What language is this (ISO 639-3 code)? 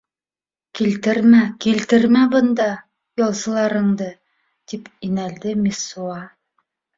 bak